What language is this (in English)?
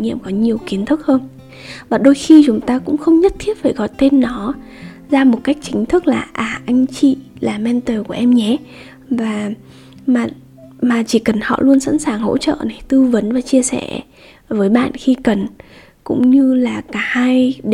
Vietnamese